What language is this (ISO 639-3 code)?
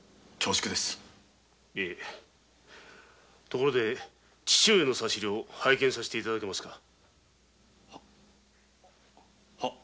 jpn